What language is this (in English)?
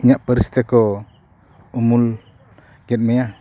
Santali